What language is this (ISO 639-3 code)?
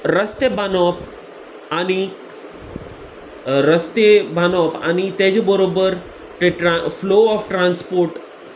kok